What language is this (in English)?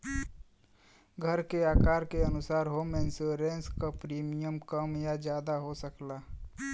Bhojpuri